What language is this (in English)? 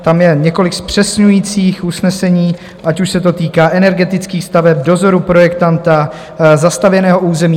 Czech